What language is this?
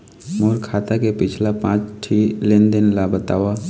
Chhattisgarhi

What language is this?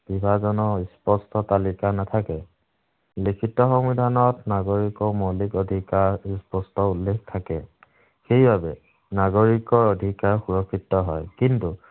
Assamese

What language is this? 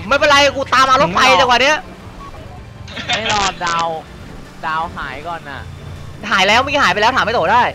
Thai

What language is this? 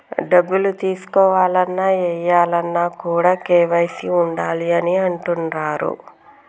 Telugu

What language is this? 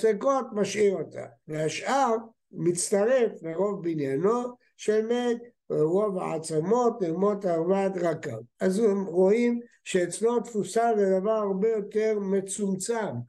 Hebrew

